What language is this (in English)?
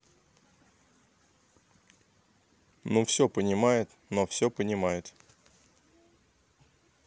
Russian